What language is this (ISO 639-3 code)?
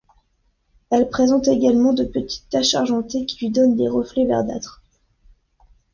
fra